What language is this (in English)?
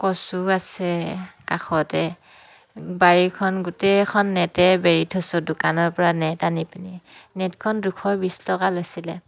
Assamese